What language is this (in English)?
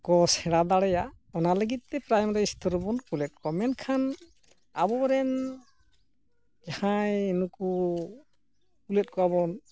Santali